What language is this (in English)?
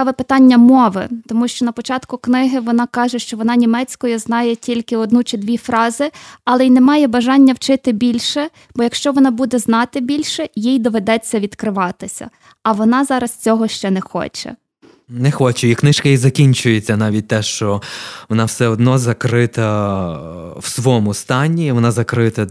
Ukrainian